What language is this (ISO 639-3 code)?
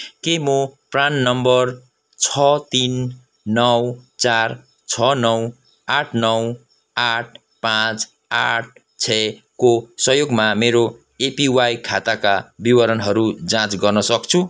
nep